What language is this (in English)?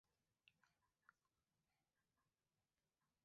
Swahili